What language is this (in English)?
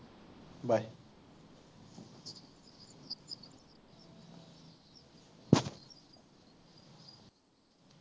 Assamese